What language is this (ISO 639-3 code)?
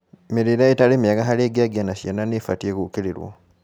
kik